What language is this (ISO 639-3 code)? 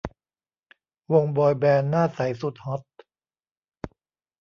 tha